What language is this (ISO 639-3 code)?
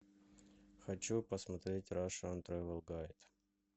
rus